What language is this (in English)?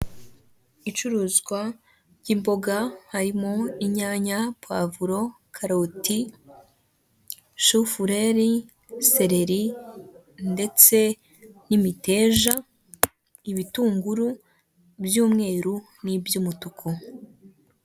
Kinyarwanda